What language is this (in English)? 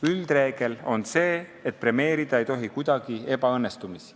Estonian